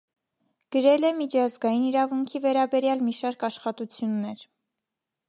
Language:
Armenian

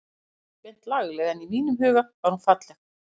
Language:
Icelandic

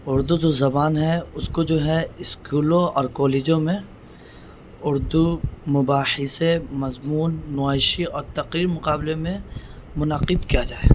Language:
Urdu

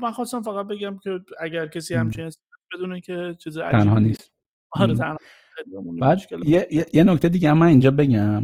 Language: Persian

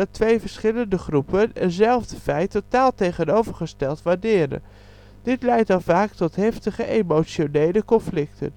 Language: Dutch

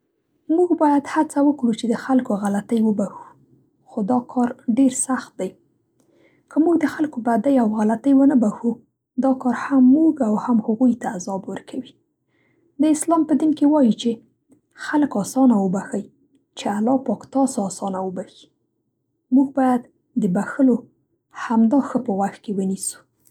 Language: Central Pashto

